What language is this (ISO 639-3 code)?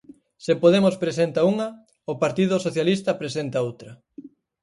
glg